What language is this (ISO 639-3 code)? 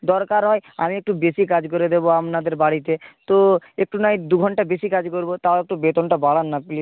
ben